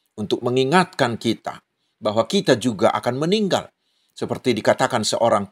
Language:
Indonesian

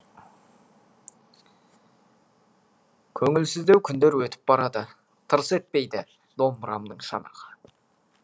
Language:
Kazakh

